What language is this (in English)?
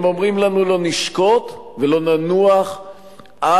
Hebrew